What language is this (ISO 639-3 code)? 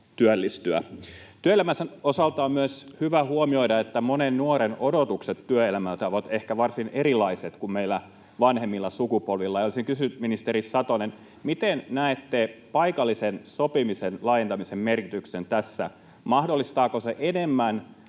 fin